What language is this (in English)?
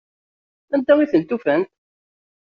Kabyle